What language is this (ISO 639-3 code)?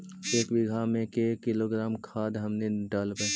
mag